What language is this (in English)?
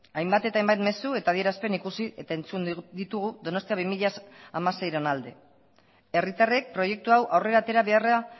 Basque